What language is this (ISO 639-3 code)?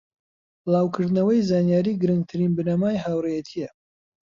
ckb